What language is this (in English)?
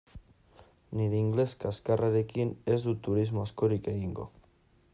Basque